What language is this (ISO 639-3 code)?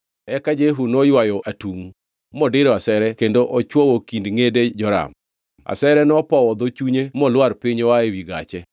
luo